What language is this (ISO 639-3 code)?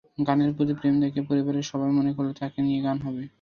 ben